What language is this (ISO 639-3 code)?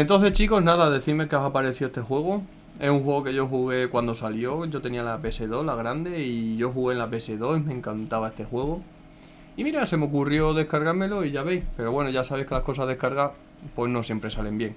spa